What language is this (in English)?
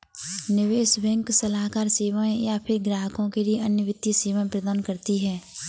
Hindi